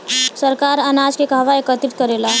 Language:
Bhojpuri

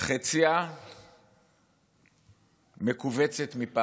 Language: Hebrew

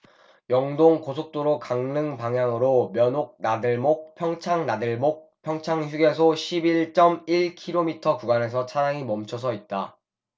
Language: Korean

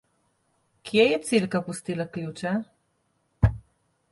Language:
Slovenian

